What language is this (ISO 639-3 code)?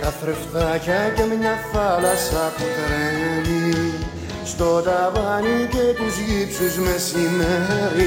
ell